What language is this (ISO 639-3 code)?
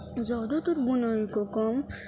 urd